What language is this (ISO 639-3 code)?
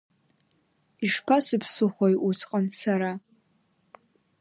abk